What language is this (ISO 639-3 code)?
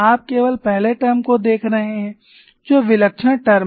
hin